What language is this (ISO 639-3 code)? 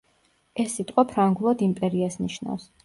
kat